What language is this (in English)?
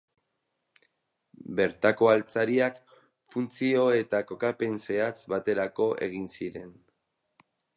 Basque